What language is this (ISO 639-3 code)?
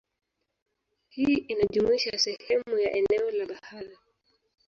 swa